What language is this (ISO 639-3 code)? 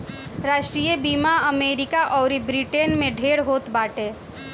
bho